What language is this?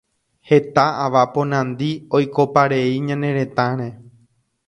Guarani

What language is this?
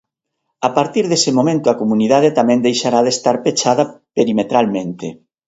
Galician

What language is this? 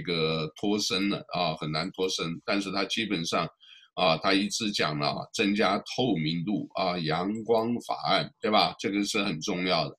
Chinese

